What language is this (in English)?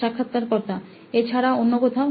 Bangla